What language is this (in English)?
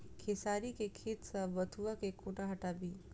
Maithili